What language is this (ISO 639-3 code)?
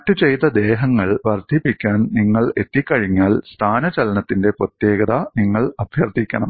mal